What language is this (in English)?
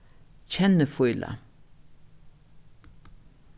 Faroese